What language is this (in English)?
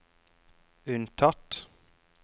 Norwegian